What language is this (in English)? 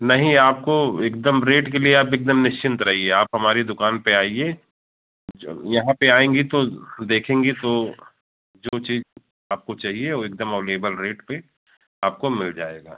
Hindi